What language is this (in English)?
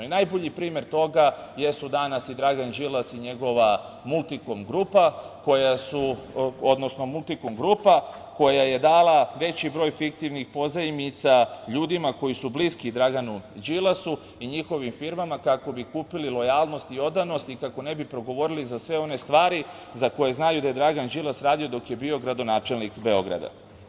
Serbian